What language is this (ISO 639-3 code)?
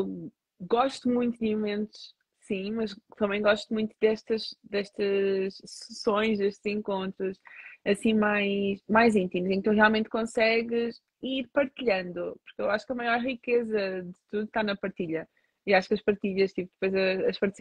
por